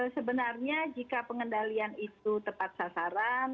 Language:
Indonesian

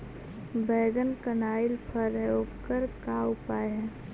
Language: Magahi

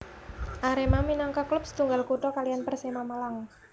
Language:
Javanese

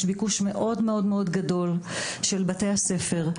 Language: Hebrew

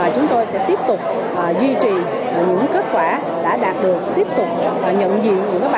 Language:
Vietnamese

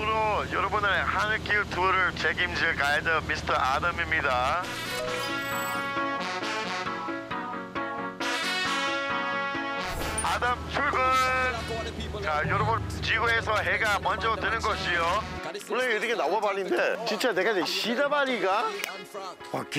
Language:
Korean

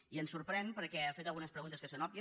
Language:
Catalan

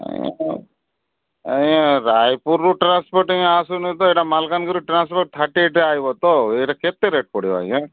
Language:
Odia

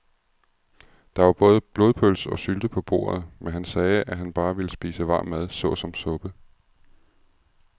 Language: Danish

